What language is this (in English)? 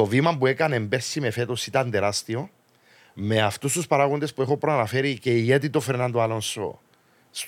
Greek